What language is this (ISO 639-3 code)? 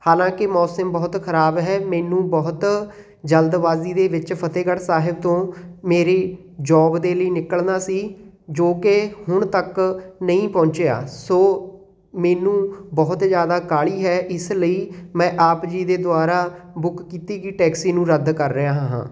pan